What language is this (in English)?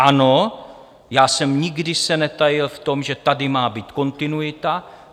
Czech